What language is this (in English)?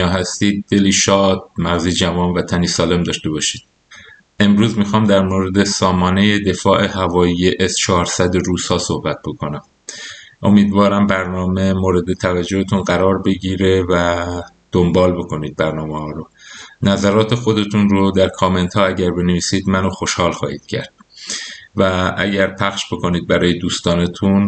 Persian